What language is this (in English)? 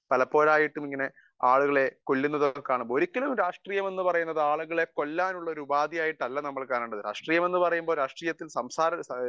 Malayalam